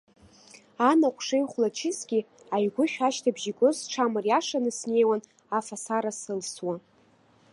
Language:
Abkhazian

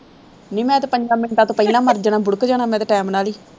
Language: Punjabi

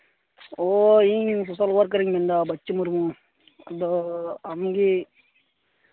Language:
Santali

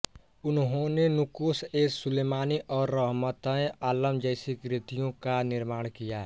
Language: Hindi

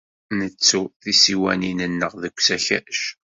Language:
Kabyle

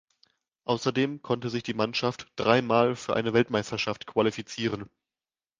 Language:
German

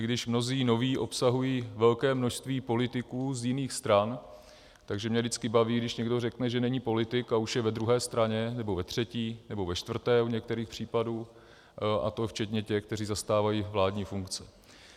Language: Czech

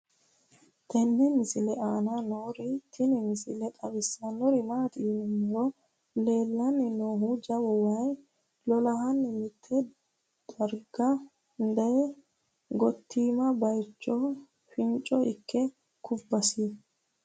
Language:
Sidamo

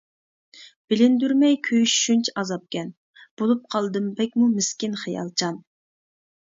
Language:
Uyghur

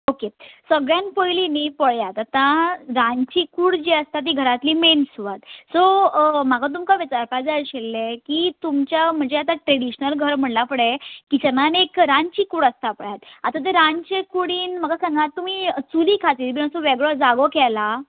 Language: Konkani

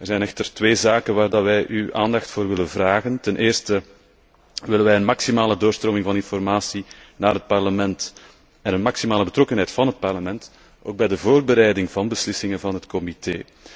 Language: Dutch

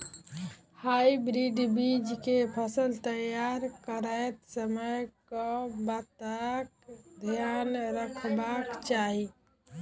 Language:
Maithili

